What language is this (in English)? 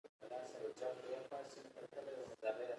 Pashto